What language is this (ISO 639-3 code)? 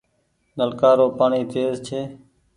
gig